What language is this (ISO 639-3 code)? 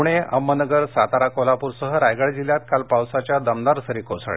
mar